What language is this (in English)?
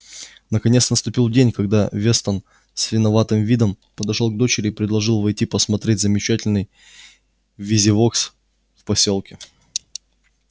Russian